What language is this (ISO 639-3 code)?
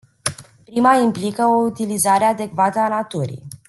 ron